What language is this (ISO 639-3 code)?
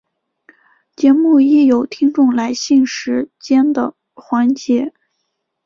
zho